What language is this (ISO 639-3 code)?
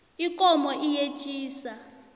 nbl